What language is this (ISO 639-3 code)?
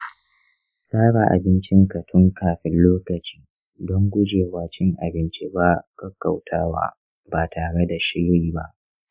hau